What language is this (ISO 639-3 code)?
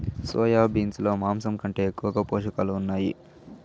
tel